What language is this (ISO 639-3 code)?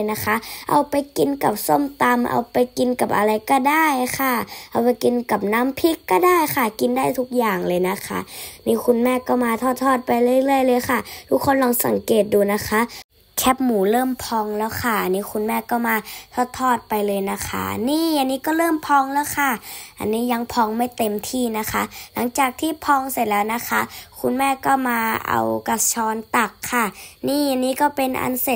tha